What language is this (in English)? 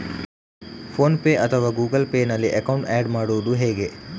Kannada